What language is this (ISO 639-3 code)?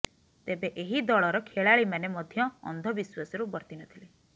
ori